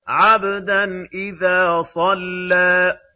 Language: Arabic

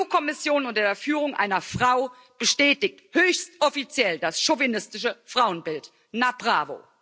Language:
German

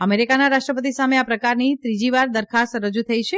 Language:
Gujarati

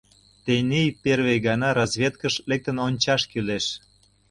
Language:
Mari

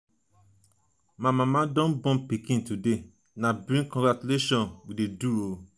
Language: Nigerian Pidgin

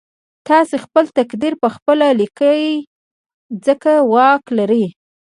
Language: Pashto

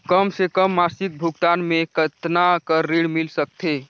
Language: Chhattisgarhi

